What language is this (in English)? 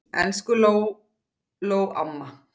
Icelandic